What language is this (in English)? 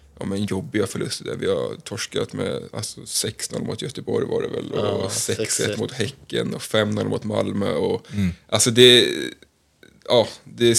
Swedish